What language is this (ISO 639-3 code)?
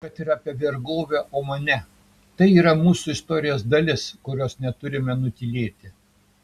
lit